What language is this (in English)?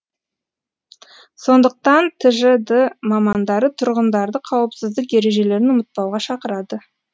Kazakh